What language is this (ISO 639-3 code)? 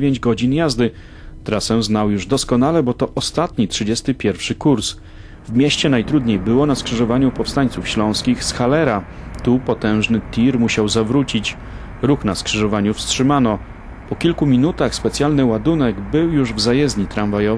pol